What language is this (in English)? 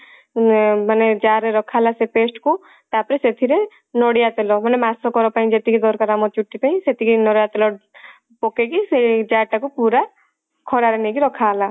Odia